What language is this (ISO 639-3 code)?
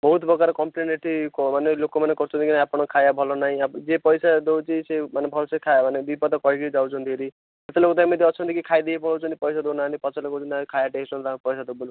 ori